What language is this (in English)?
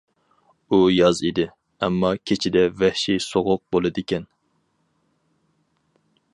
Uyghur